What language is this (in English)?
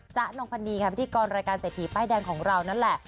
Thai